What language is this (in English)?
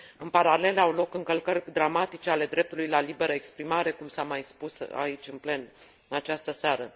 Romanian